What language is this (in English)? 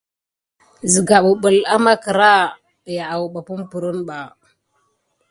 Gidar